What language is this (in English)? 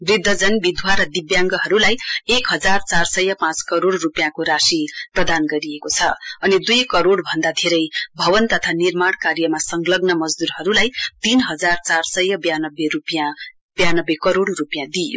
Nepali